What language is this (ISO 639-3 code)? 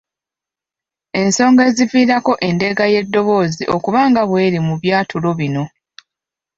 lug